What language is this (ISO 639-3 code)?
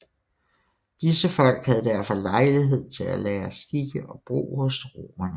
dan